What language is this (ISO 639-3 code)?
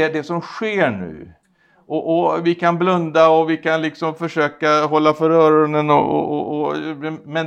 swe